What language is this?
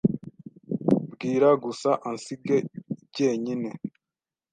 Kinyarwanda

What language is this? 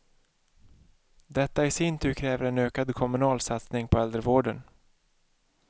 Swedish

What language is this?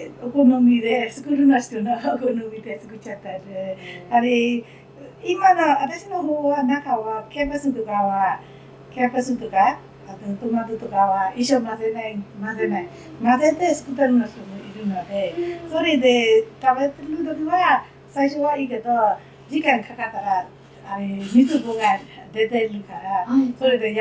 Japanese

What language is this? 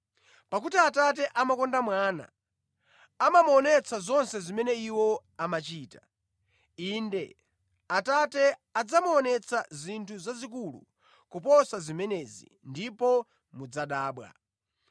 Nyanja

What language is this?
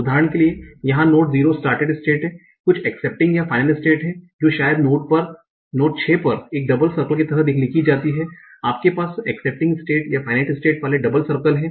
Hindi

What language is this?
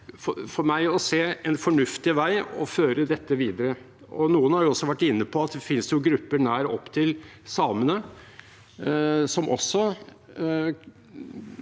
Norwegian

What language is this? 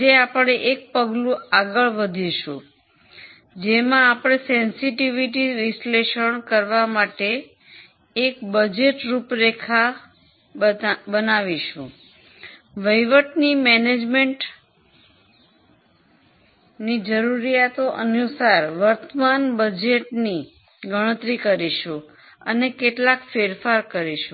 Gujarati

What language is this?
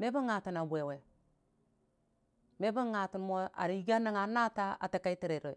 Dijim-Bwilim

